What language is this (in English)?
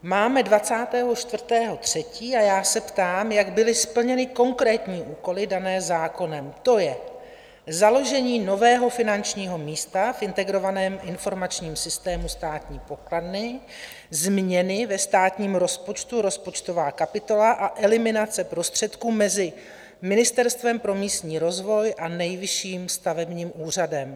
Czech